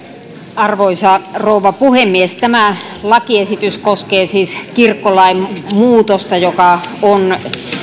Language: Finnish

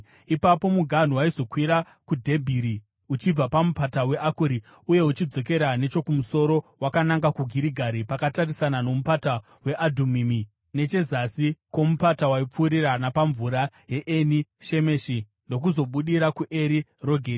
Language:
Shona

